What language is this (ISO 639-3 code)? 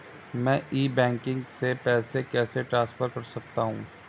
hin